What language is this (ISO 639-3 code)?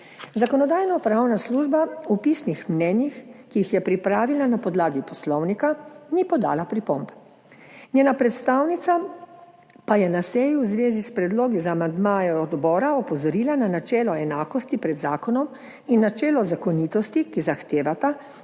slv